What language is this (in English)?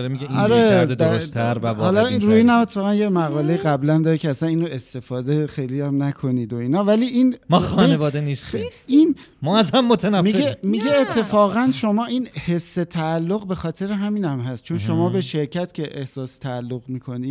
Persian